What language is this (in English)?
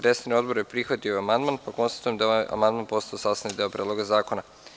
Serbian